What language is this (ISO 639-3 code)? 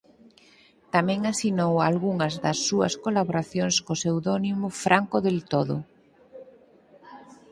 glg